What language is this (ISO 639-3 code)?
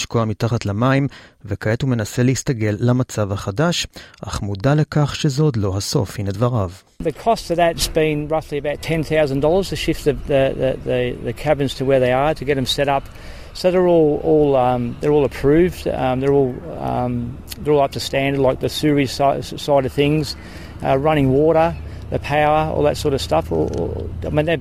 heb